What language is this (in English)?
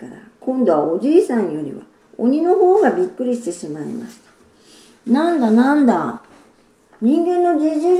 Japanese